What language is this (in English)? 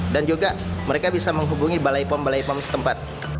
Indonesian